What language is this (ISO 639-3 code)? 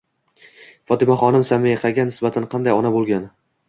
uzb